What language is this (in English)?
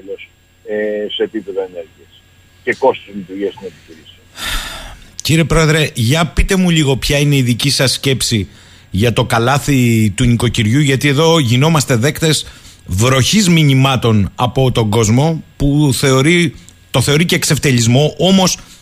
Greek